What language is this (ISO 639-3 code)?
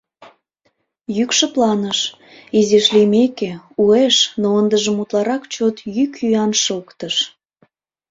chm